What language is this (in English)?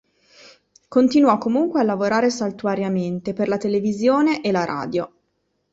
Italian